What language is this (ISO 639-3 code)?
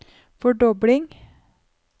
nor